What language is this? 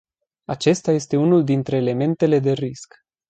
Romanian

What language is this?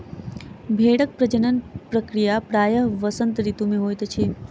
Maithili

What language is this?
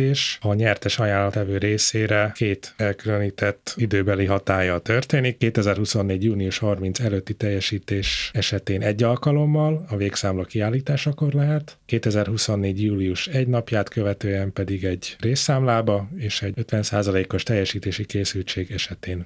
Hungarian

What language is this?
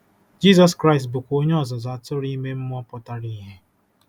Igbo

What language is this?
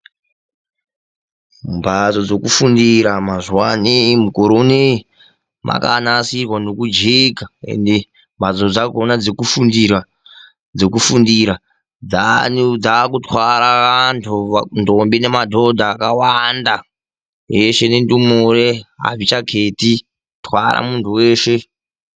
Ndau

